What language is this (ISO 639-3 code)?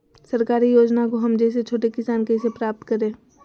mag